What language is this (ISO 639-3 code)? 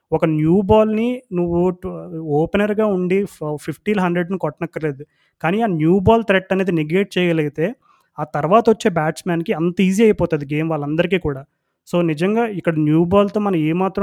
tel